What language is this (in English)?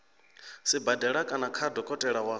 Venda